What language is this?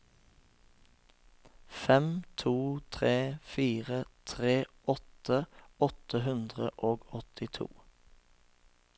Norwegian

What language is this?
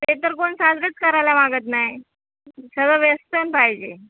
Marathi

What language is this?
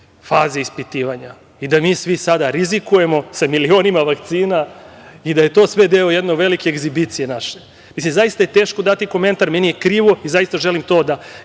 Serbian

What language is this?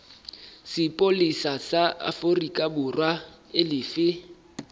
Southern Sotho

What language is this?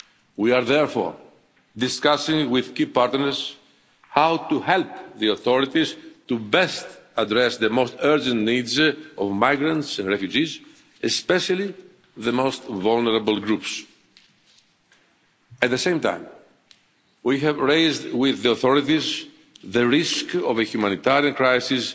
English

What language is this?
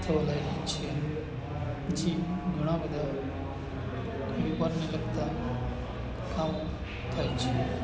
Gujarati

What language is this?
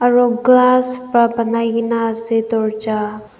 Naga Pidgin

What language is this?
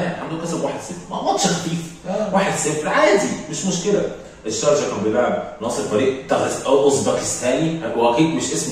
Arabic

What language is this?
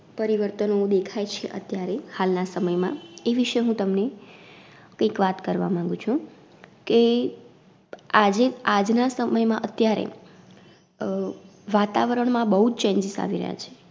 Gujarati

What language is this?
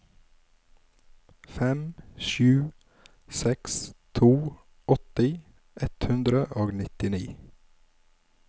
Norwegian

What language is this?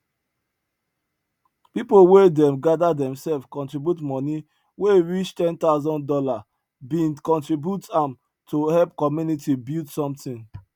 Nigerian Pidgin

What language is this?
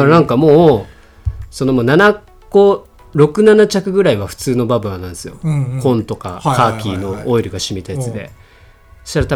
Japanese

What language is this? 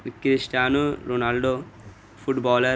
Urdu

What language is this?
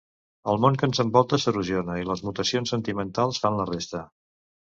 Catalan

